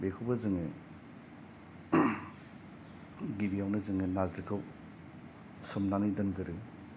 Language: Bodo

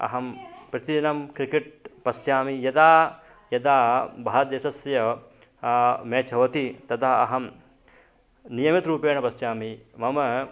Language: Sanskrit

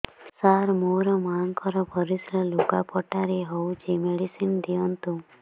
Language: Odia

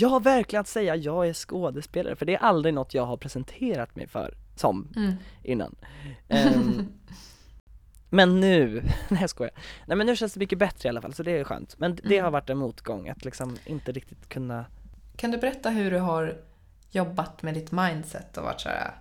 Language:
Swedish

